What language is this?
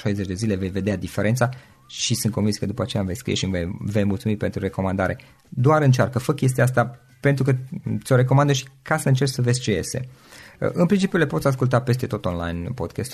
Romanian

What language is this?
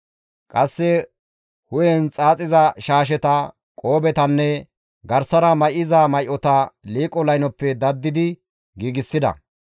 Gamo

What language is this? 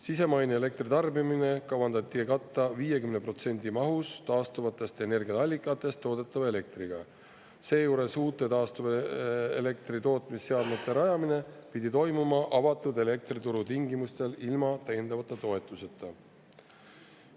Estonian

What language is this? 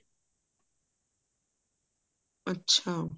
Punjabi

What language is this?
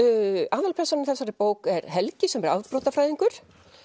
Icelandic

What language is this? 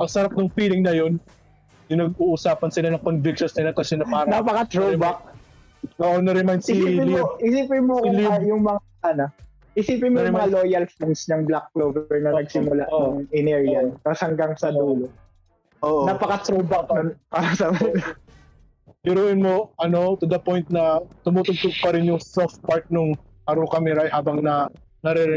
Filipino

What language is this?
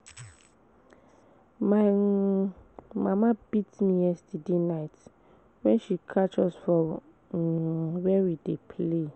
Nigerian Pidgin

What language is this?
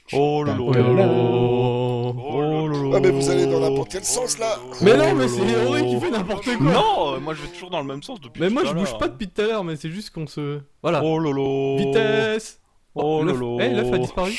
French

